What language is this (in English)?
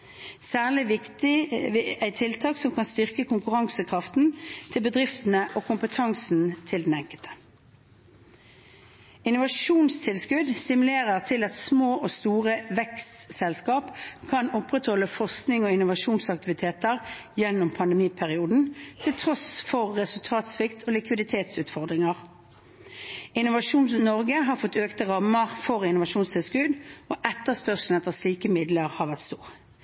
Norwegian Bokmål